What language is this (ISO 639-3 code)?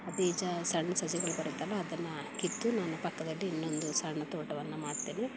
kan